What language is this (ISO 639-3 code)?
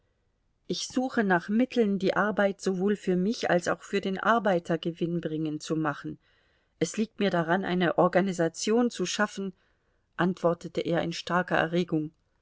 deu